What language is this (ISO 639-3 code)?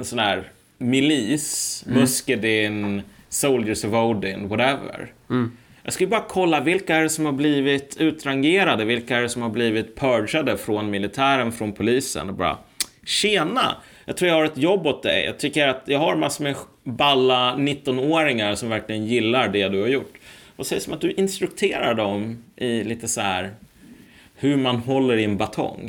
swe